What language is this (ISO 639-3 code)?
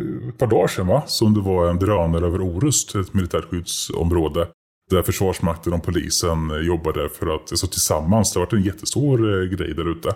swe